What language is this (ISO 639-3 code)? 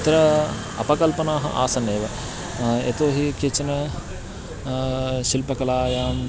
san